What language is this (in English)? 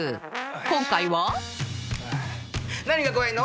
Japanese